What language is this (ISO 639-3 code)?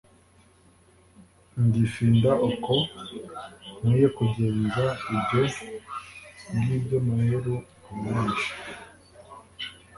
kin